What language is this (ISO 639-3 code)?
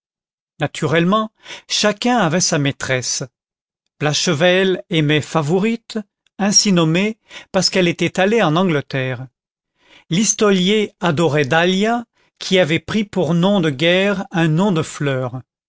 fra